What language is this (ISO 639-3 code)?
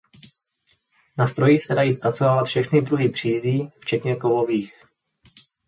ces